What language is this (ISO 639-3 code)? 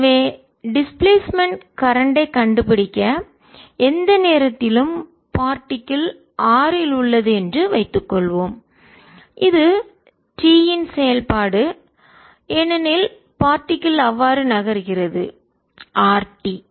tam